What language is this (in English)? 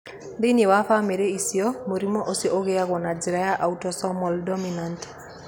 Kikuyu